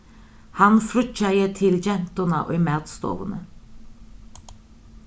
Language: Faroese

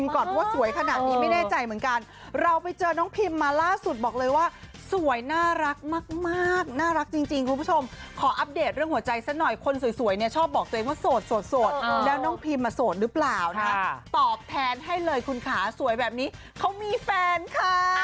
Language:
Thai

